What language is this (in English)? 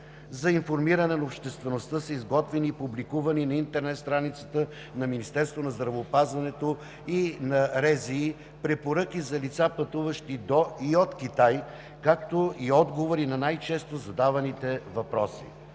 Bulgarian